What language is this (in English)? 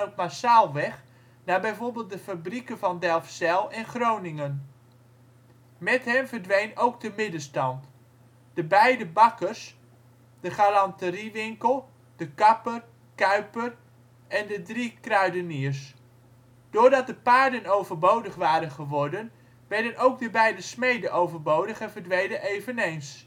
Dutch